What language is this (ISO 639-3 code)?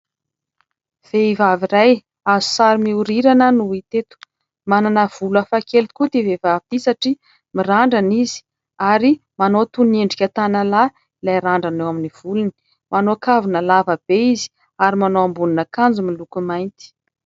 mlg